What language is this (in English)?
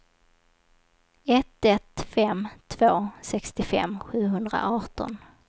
Swedish